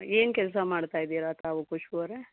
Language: Kannada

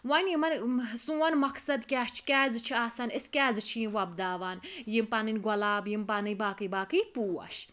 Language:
Kashmiri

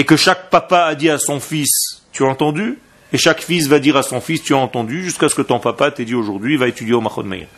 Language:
French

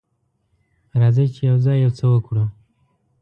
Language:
Pashto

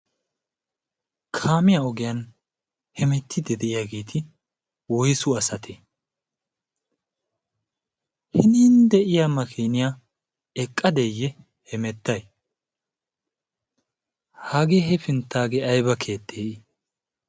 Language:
Wolaytta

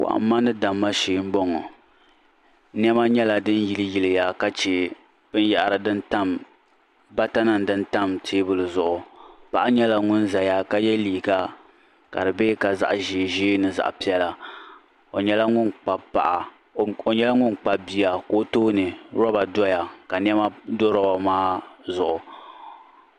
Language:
Dagbani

